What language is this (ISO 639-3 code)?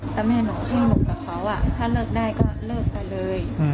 tha